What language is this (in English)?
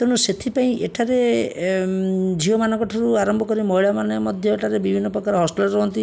Odia